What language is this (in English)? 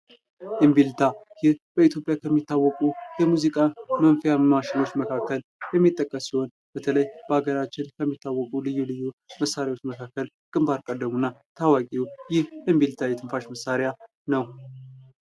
Amharic